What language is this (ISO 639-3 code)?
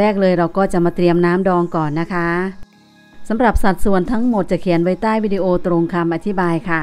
tha